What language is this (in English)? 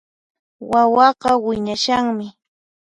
Puno Quechua